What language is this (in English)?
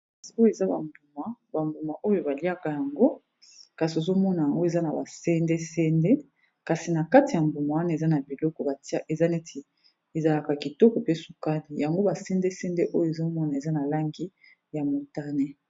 Lingala